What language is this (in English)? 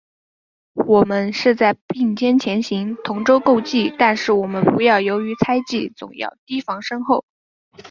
Chinese